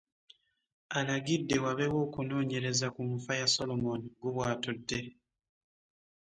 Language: Ganda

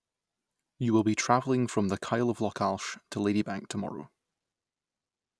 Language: English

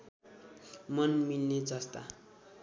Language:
Nepali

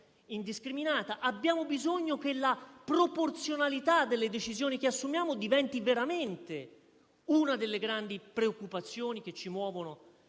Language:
Italian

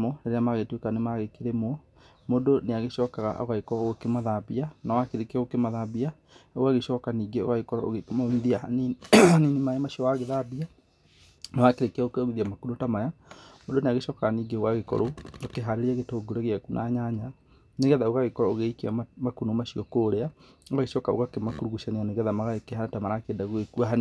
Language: Kikuyu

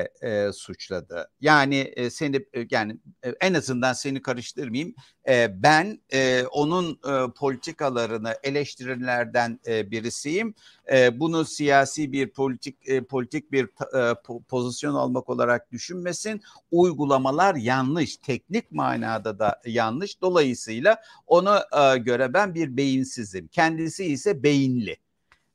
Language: Turkish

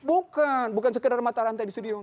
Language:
Indonesian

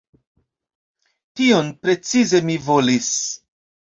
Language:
Esperanto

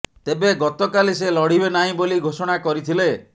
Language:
Odia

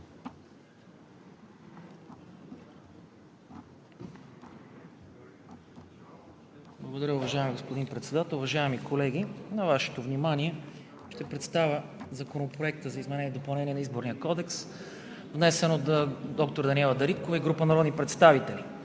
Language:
Bulgarian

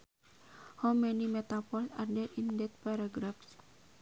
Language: Sundanese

